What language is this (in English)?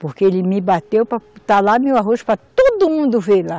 Portuguese